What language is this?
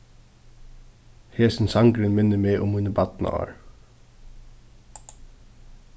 Faroese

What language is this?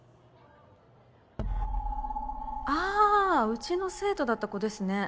Japanese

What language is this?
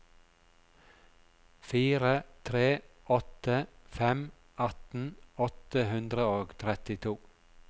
Norwegian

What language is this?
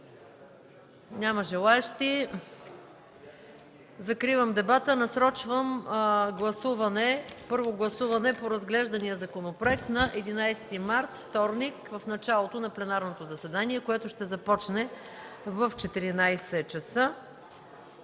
Bulgarian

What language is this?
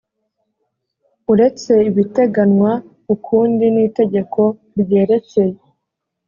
Kinyarwanda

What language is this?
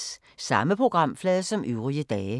Danish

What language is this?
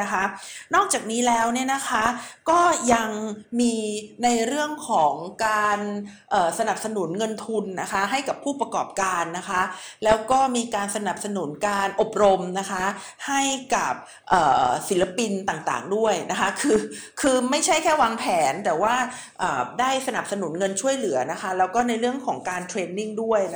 Thai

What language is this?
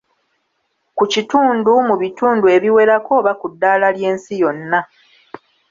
Ganda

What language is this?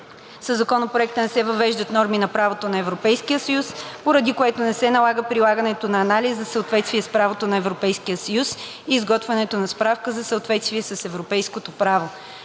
Bulgarian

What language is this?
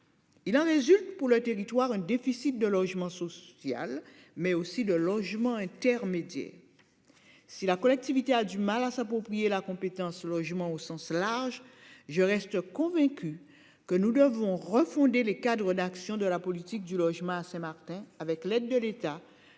French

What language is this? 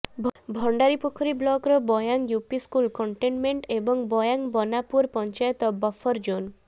Odia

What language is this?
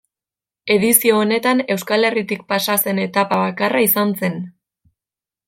Basque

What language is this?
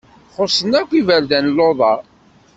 Kabyle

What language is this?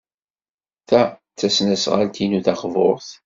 Kabyle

